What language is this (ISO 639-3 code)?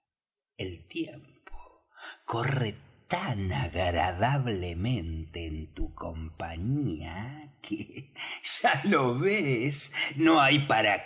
spa